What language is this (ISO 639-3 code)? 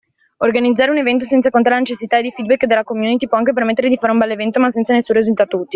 ita